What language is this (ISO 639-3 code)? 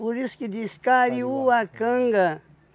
por